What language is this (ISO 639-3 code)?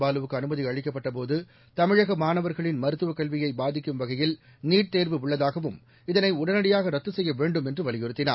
tam